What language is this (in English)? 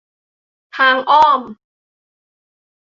Thai